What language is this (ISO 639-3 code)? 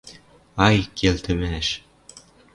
mrj